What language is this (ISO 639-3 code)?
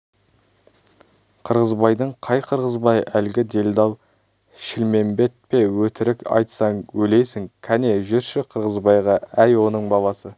kaz